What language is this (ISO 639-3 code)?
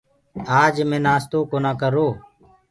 ggg